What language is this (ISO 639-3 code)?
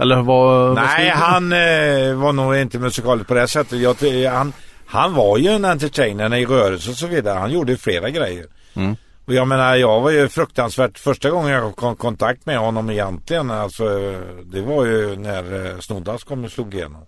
swe